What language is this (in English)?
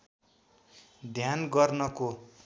Nepali